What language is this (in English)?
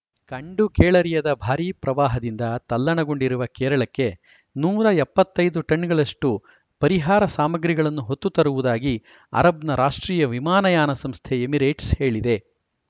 Kannada